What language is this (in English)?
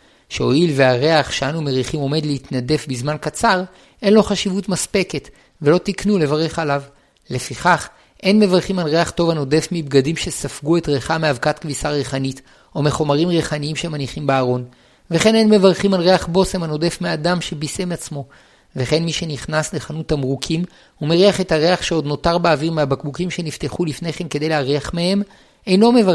Hebrew